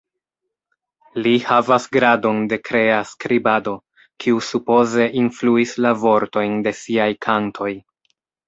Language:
Esperanto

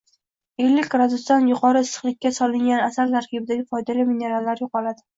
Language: Uzbek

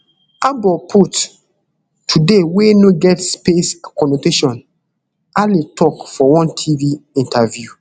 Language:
Nigerian Pidgin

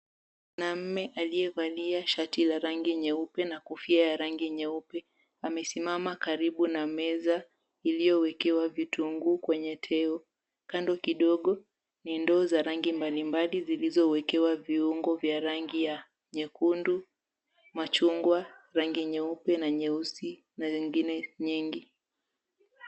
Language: Swahili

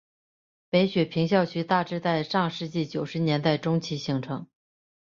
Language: Chinese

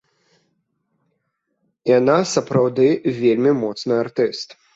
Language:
Belarusian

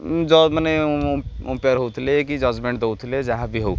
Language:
Odia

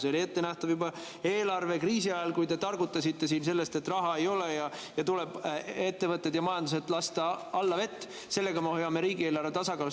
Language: Estonian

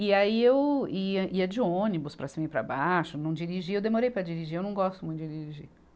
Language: Portuguese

